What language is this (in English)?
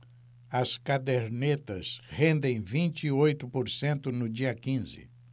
Portuguese